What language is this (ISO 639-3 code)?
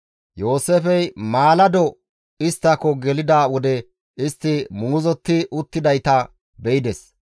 gmv